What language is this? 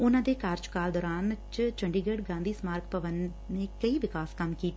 Punjabi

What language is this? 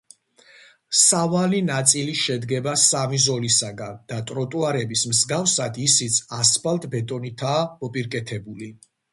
Georgian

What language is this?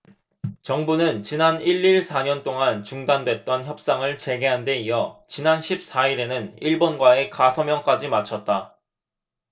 Korean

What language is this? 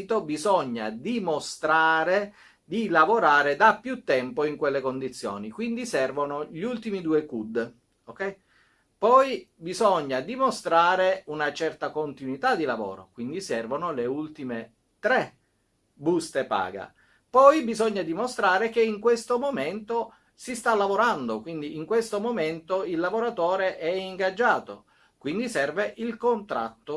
Italian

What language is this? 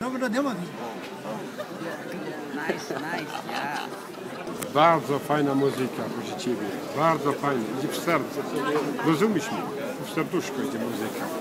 Polish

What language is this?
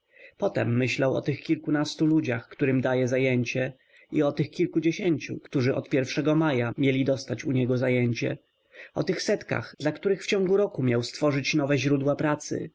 Polish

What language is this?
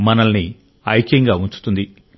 Telugu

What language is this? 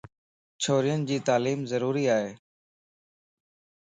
Lasi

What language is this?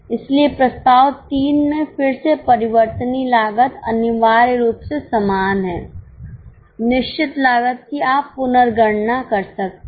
Hindi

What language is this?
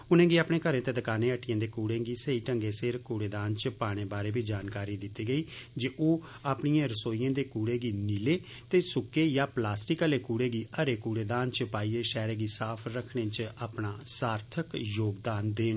Dogri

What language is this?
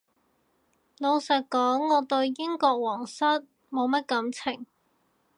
Cantonese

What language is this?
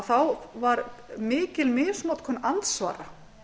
Icelandic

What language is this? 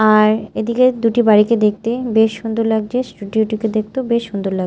Bangla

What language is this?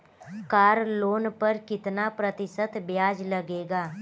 Hindi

